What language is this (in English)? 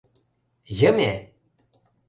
Mari